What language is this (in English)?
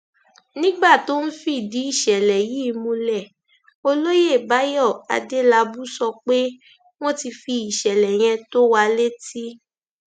Yoruba